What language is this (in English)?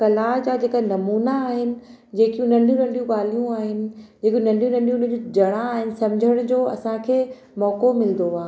Sindhi